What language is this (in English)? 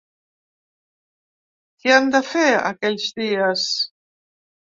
Catalan